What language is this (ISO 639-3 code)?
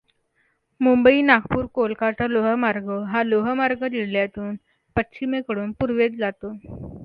mar